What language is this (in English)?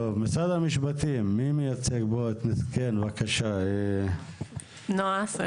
Hebrew